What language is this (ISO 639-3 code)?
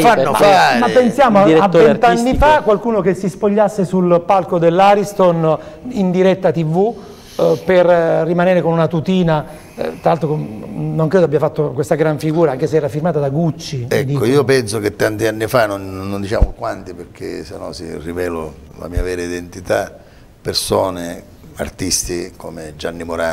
ita